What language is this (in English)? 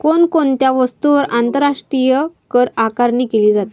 Marathi